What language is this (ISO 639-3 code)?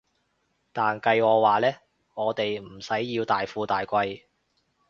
yue